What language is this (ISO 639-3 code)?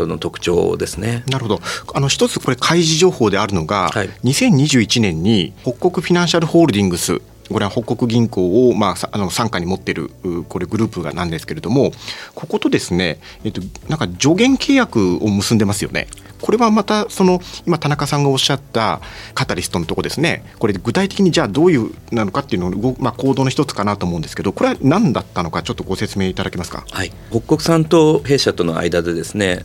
jpn